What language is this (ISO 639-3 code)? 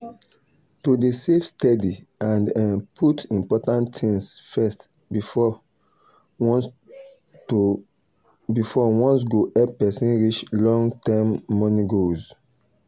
pcm